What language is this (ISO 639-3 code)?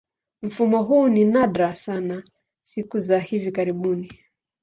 swa